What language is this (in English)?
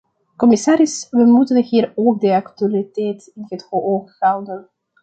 Dutch